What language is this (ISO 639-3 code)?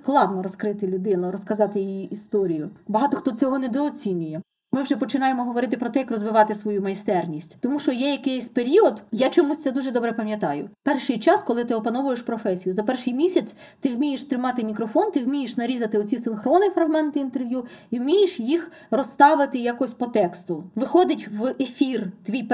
ukr